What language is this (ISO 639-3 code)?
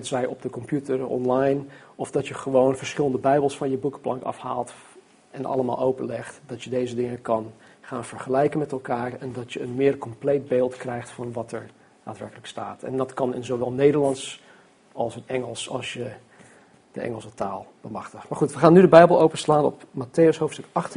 nld